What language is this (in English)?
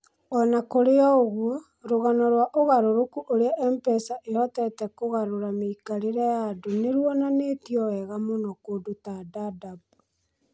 Kikuyu